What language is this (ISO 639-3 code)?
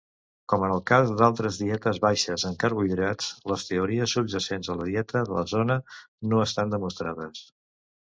cat